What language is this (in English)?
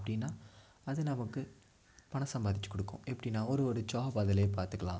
Tamil